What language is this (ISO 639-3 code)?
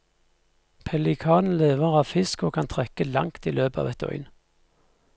nor